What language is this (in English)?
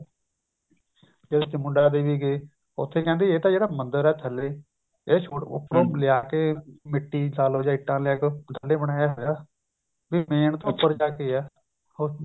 Punjabi